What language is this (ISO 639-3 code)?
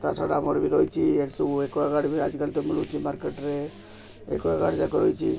ori